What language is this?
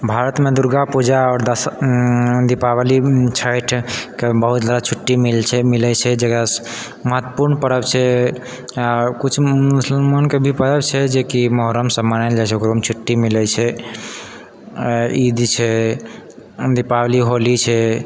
Maithili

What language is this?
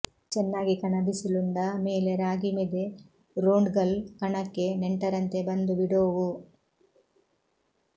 Kannada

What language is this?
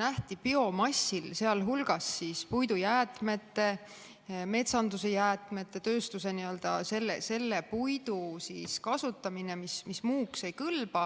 Estonian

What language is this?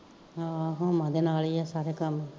Punjabi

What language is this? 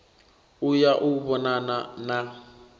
Venda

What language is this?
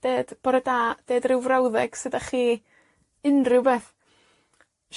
Welsh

